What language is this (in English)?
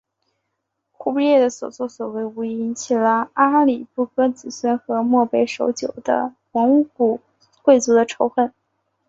Chinese